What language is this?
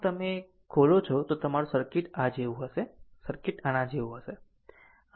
Gujarati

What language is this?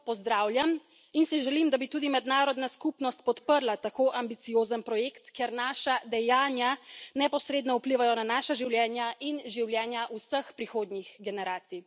Slovenian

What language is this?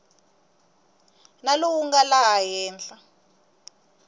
Tsonga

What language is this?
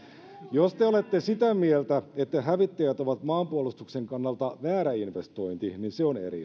Finnish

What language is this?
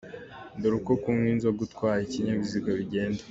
Kinyarwanda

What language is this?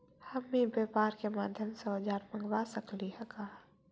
Magahi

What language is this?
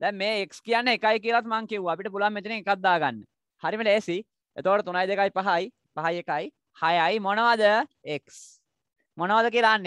Hindi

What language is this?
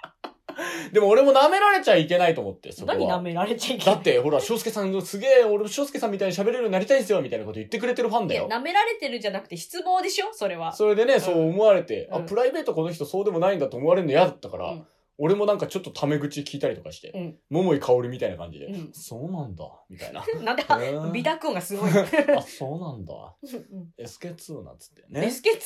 Japanese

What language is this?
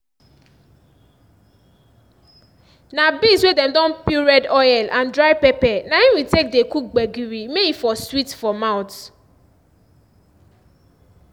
Nigerian Pidgin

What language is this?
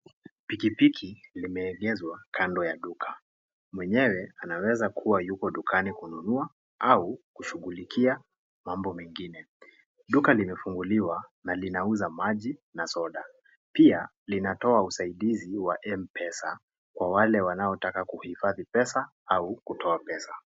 Swahili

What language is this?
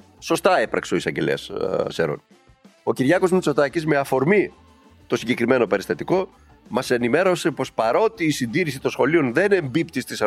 Greek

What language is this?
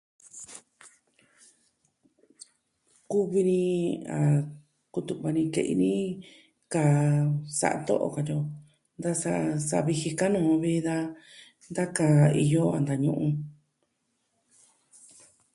Southwestern Tlaxiaco Mixtec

